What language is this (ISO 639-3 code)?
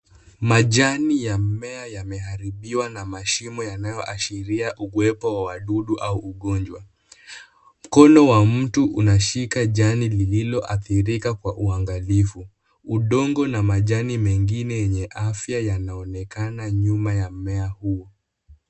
swa